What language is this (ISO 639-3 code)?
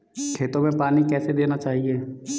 hin